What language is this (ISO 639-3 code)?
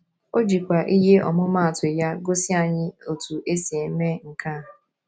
ibo